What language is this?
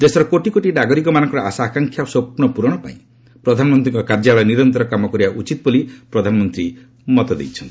Odia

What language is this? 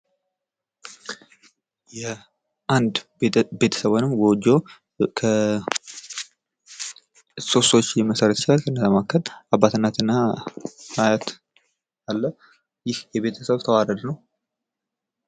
Amharic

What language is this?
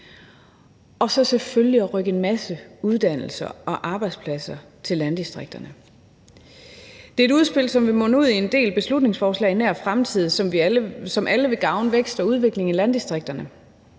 Danish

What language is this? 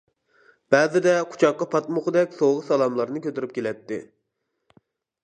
Uyghur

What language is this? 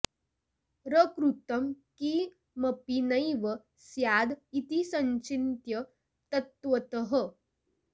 Sanskrit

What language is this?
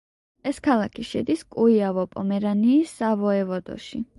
Georgian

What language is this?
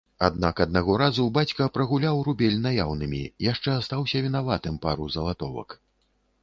Belarusian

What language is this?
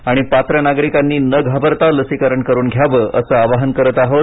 Marathi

